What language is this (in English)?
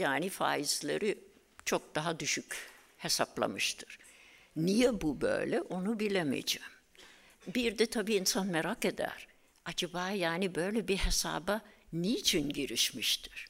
Turkish